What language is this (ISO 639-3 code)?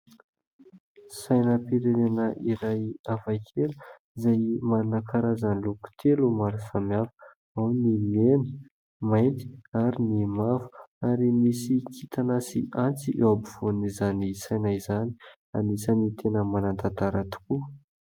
mlg